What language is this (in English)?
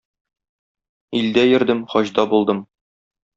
Tatar